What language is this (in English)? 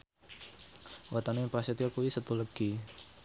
Javanese